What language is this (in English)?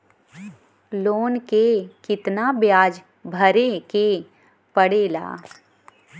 Bhojpuri